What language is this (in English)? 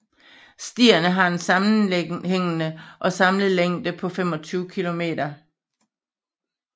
Danish